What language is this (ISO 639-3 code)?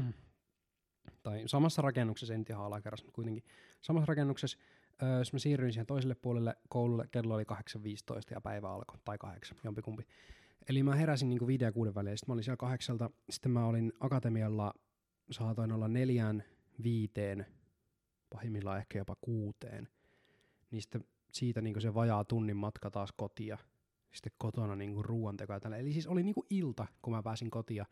fin